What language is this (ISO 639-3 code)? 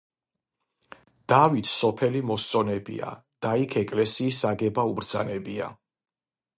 kat